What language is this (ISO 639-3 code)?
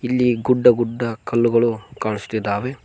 kan